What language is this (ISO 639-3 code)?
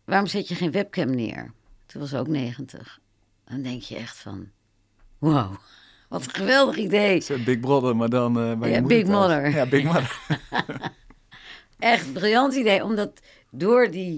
nld